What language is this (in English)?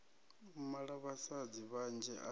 Venda